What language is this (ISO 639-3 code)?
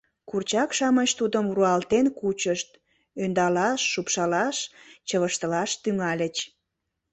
chm